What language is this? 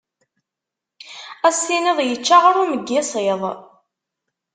Kabyle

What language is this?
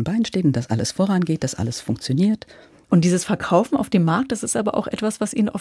German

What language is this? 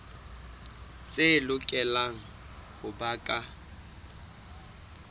Southern Sotho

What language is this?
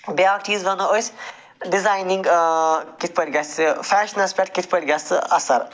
Kashmiri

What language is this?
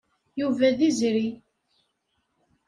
Kabyle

